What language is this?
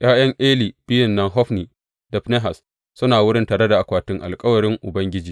Hausa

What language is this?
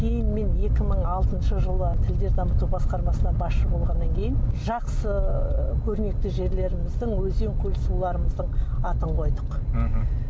Kazakh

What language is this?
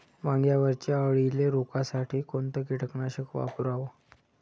Marathi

